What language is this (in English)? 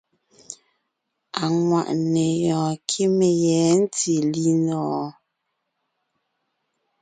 Ngiemboon